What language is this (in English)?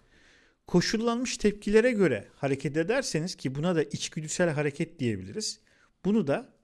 Turkish